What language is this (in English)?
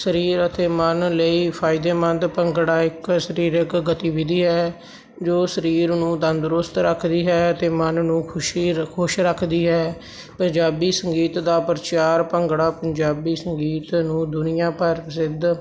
Punjabi